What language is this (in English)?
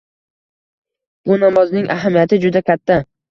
Uzbek